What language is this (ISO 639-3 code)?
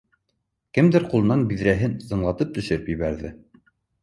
bak